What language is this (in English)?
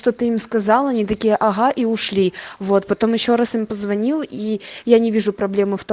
Russian